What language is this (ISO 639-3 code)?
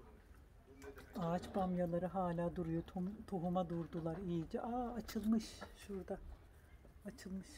tur